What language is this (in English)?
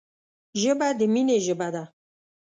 Pashto